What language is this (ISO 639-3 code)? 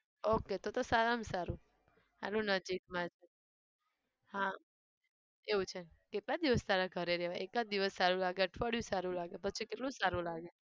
guj